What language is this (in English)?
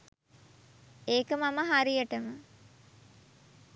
Sinhala